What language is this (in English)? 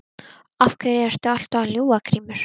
Icelandic